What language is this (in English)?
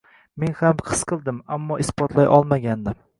Uzbek